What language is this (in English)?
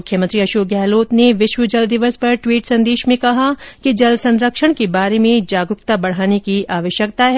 Hindi